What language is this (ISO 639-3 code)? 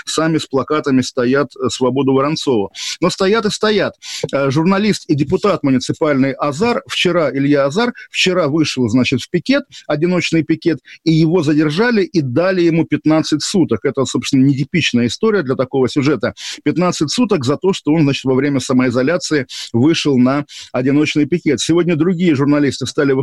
rus